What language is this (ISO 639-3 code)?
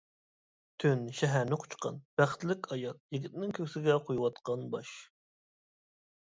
uig